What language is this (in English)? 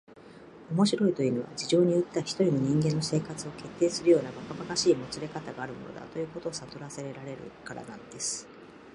Japanese